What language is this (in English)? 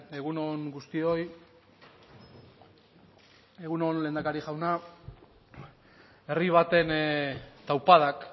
Basque